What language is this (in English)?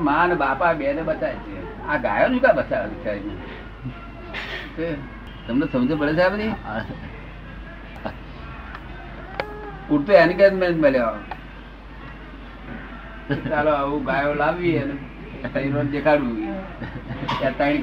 Gujarati